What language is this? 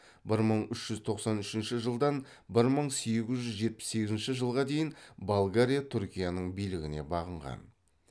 Kazakh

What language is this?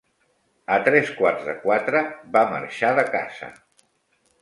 Catalan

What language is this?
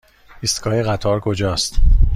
Persian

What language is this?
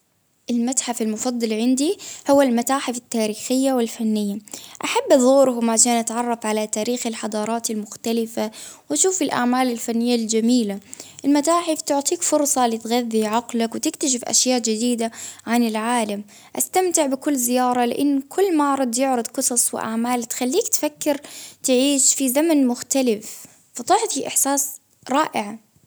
Baharna Arabic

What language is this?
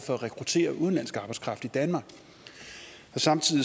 Danish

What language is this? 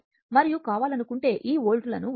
Telugu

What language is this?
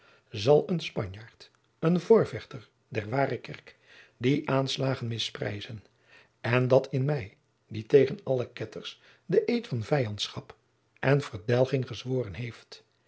Dutch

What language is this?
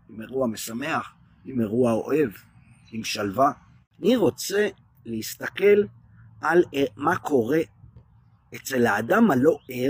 Hebrew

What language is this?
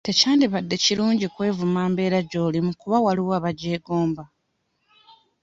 Ganda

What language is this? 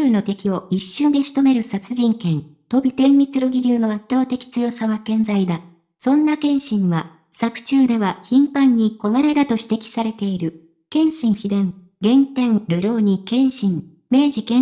Japanese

